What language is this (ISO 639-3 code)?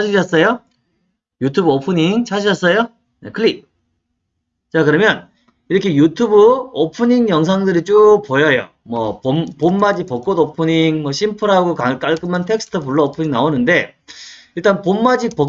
kor